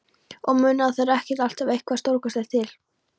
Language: Icelandic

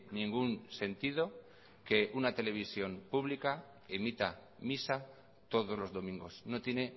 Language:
Spanish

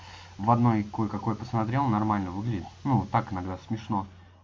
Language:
Russian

